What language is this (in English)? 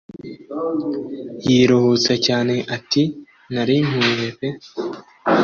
Kinyarwanda